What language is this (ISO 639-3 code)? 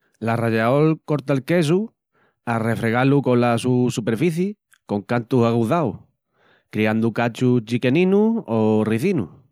ext